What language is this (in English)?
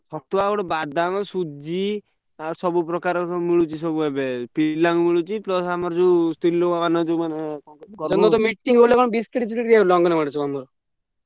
Odia